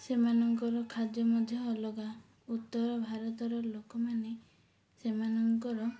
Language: Odia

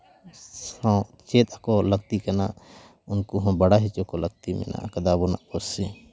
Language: Santali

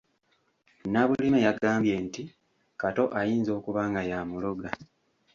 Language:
Ganda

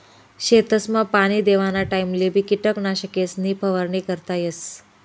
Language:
Marathi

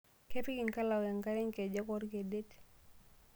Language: Masai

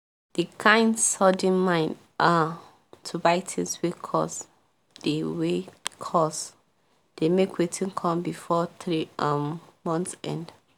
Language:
Nigerian Pidgin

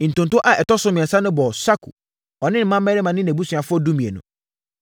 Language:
Akan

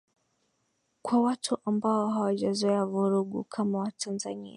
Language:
Swahili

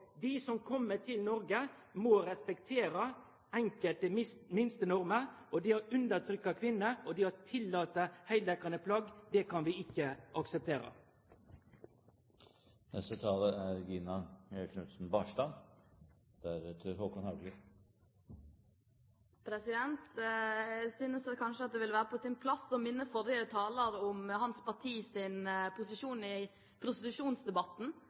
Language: Norwegian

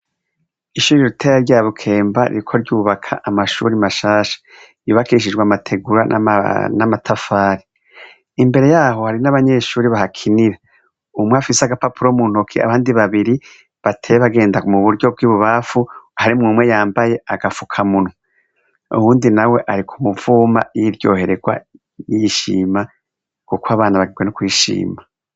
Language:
Rundi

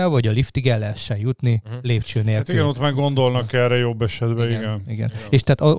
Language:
Hungarian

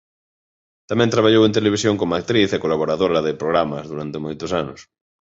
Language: Galician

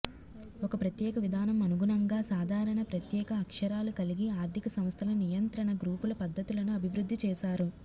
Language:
Telugu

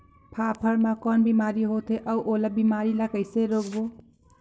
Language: Chhattisgarhi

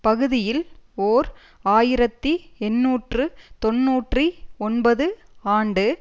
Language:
Tamil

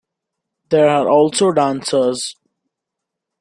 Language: English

